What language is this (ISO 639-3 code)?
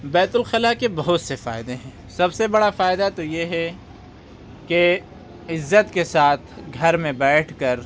urd